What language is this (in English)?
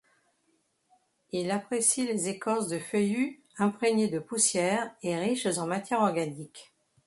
French